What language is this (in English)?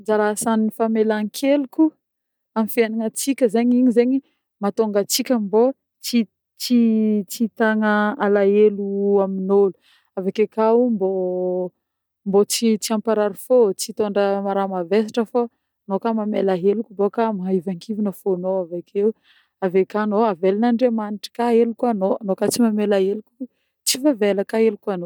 Northern Betsimisaraka Malagasy